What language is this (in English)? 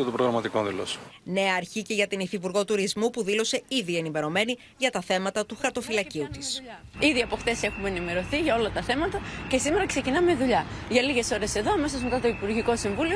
Greek